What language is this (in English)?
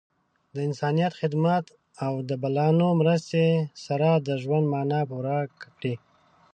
Pashto